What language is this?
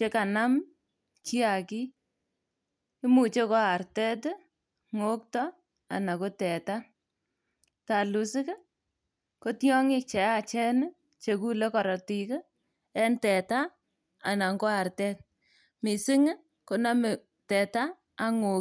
Kalenjin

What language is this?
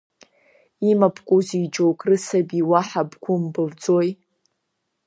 Abkhazian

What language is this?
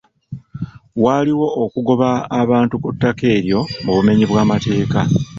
Ganda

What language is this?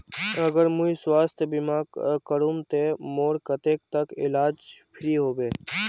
Magahi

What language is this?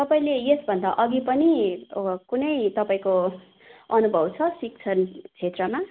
Nepali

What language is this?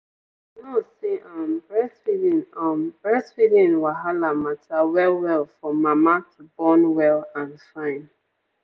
Nigerian Pidgin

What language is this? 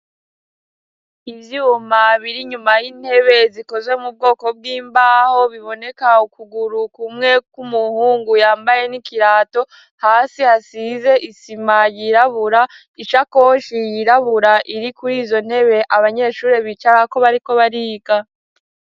Rundi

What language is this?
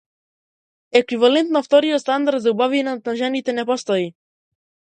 Macedonian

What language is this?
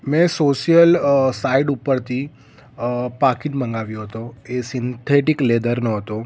Gujarati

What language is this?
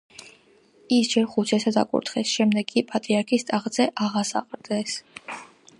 Georgian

